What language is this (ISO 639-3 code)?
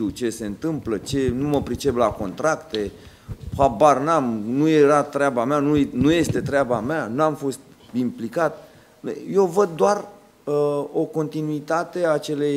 ron